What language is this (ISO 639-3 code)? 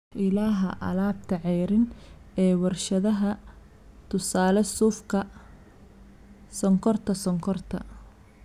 som